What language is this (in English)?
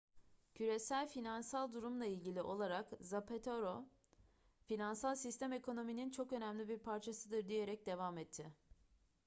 Turkish